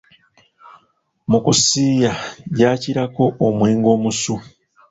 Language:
Ganda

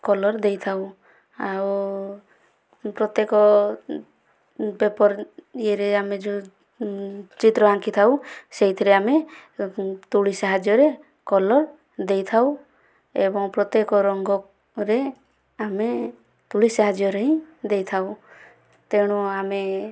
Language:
Odia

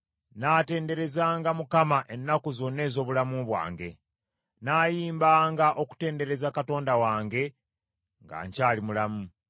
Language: Ganda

